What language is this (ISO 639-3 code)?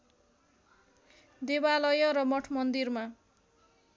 nep